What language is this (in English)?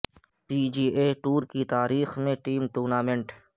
Urdu